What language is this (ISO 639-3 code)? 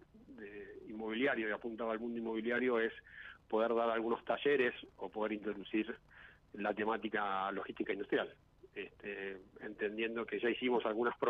spa